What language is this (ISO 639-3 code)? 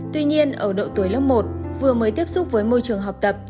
vie